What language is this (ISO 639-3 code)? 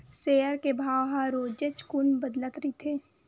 hne